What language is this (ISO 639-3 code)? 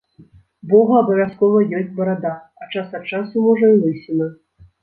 bel